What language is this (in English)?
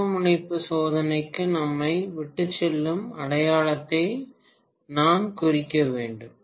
Tamil